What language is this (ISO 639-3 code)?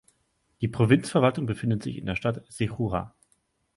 deu